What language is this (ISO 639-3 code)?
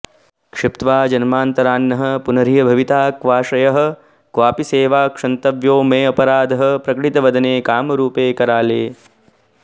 san